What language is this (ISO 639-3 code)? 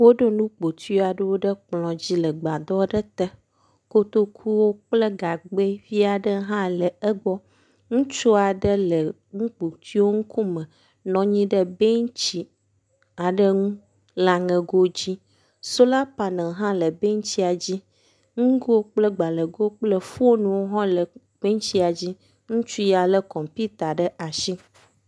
ewe